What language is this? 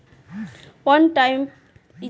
Bhojpuri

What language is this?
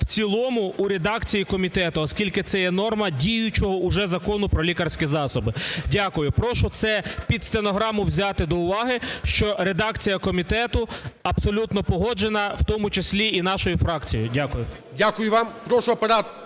Ukrainian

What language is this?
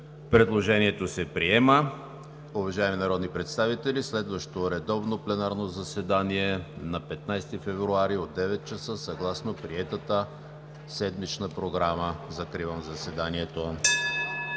Bulgarian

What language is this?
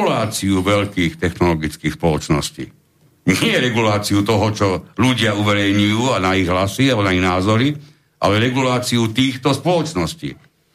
Slovak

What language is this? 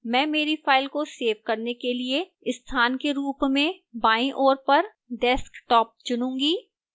Hindi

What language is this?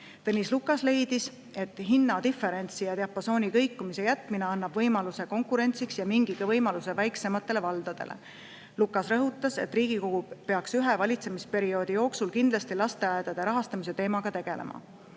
Estonian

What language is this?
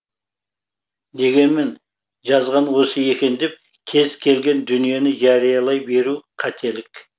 Kazakh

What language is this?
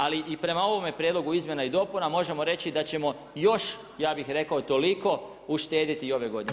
Croatian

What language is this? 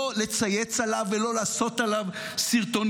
Hebrew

